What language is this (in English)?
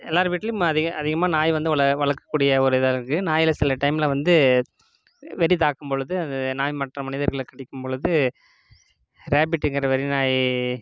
Tamil